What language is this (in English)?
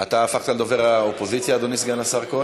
Hebrew